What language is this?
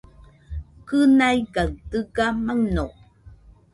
Nüpode Huitoto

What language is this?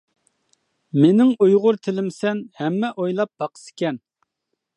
Uyghur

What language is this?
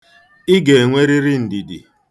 Igbo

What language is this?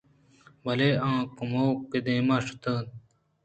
Eastern Balochi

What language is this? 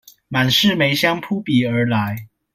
Chinese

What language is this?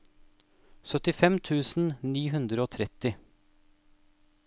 Norwegian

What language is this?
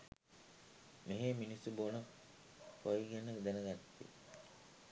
Sinhala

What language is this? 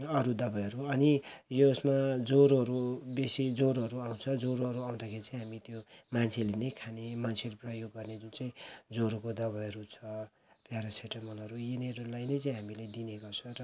Nepali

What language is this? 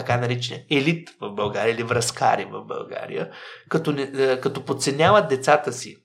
Bulgarian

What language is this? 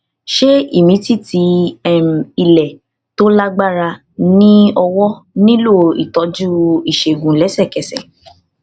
Yoruba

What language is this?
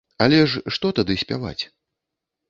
Belarusian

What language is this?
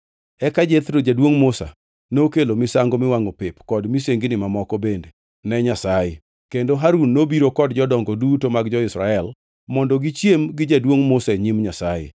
Luo (Kenya and Tanzania)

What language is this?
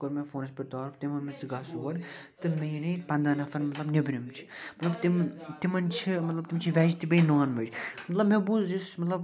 Kashmiri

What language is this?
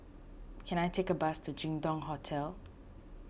English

